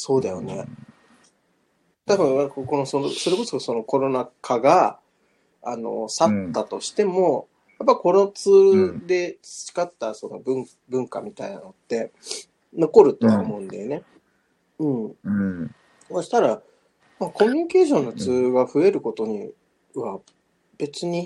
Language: Japanese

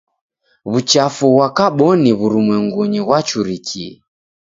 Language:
Taita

